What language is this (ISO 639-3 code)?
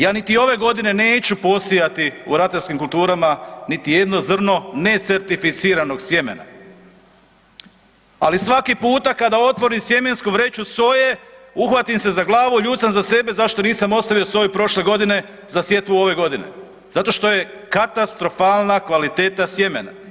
hrv